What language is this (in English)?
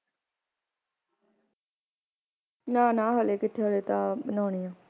Punjabi